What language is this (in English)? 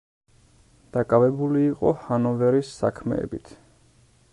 Georgian